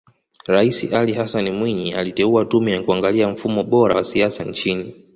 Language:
Swahili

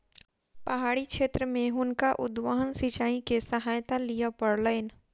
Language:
Maithili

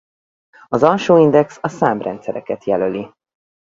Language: Hungarian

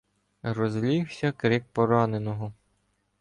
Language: Ukrainian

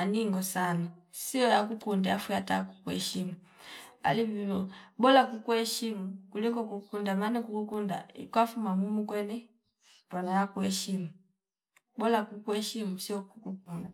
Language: Fipa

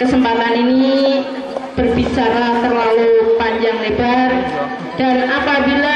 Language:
Indonesian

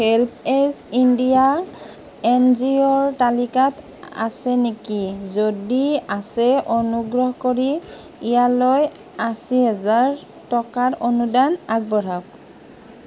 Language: Assamese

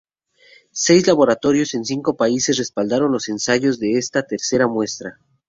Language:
Spanish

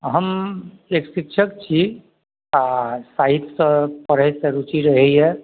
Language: Maithili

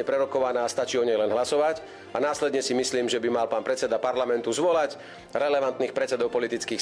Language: Slovak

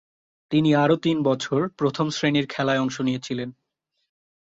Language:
Bangla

